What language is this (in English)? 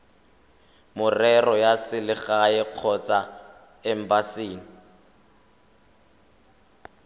Tswana